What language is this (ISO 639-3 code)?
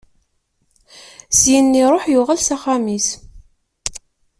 kab